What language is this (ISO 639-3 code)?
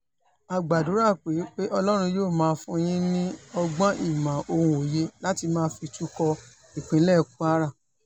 yor